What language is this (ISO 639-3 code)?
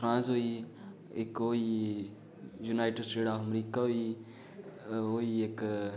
doi